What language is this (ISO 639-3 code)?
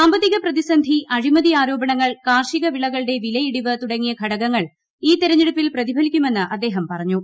mal